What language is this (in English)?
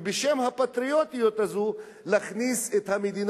Hebrew